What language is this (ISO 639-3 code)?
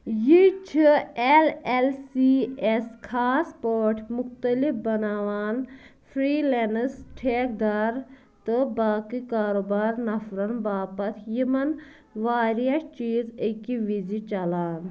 kas